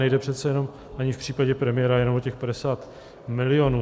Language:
Czech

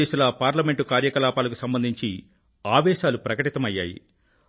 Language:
Telugu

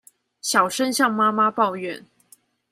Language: Chinese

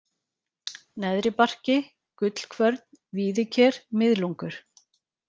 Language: Icelandic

